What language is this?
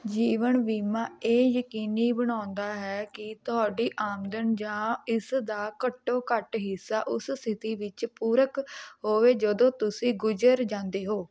Punjabi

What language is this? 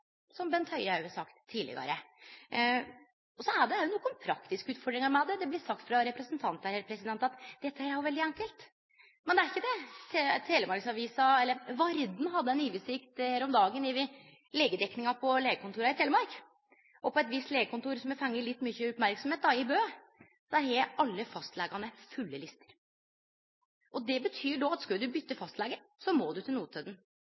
Norwegian Nynorsk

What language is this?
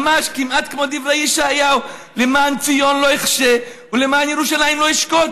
Hebrew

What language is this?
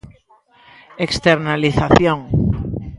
Galician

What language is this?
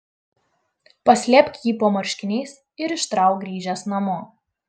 Lithuanian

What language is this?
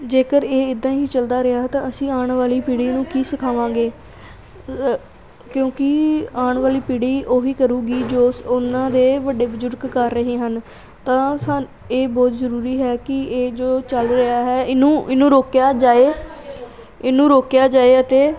Punjabi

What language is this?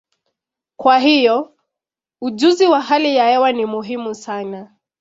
Swahili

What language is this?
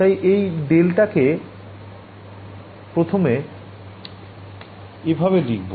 Bangla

